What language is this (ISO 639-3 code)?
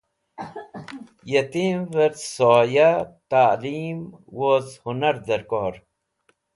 wbl